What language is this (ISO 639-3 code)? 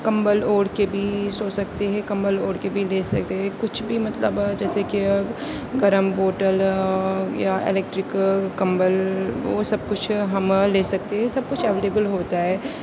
urd